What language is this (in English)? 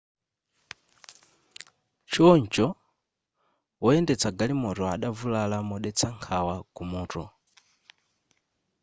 Nyanja